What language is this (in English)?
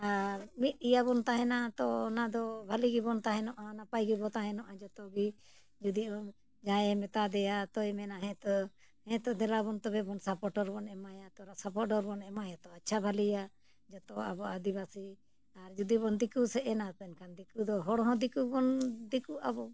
Santali